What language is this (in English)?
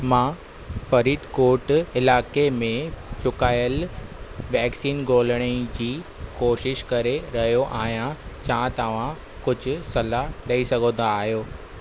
Sindhi